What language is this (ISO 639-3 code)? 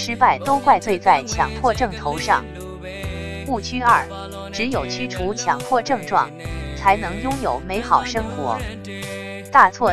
zho